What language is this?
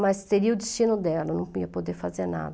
Portuguese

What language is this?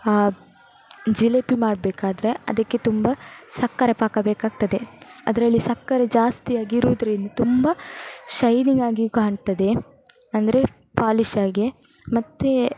Kannada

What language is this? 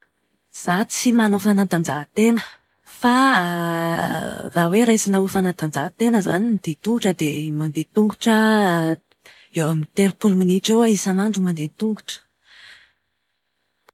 Malagasy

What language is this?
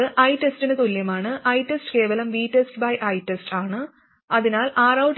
Malayalam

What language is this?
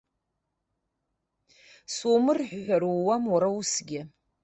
Abkhazian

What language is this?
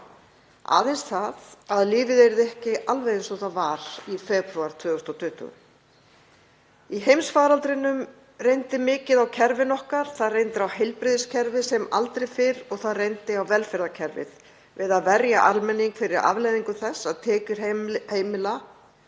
Icelandic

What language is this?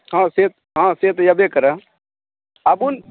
Maithili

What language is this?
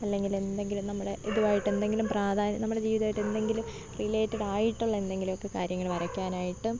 Malayalam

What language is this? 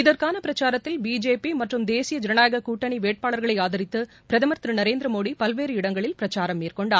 Tamil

